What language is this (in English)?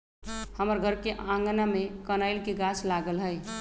Magahi